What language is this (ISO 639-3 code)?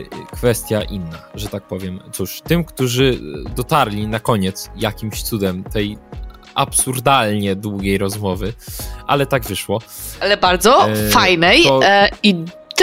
pol